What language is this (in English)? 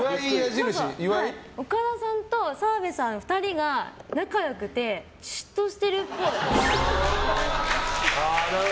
Japanese